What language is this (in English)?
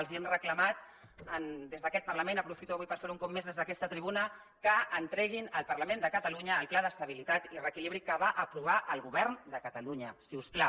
Catalan